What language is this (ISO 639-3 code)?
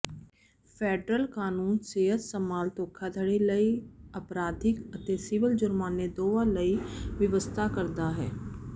pan